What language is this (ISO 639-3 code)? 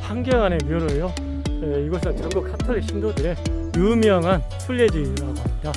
kor